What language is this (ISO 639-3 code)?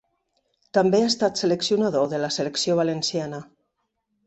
cat